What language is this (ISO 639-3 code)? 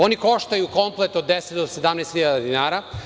srp